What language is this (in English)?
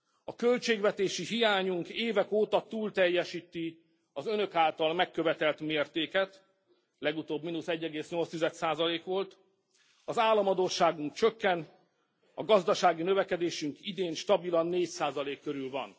Hungarian